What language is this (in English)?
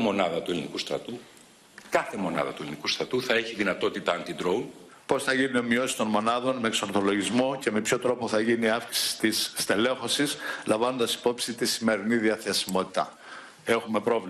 Greek